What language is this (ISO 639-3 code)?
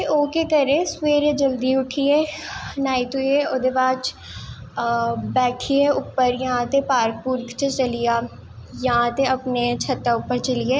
doi